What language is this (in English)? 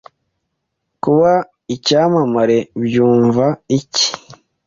Kinyarwanda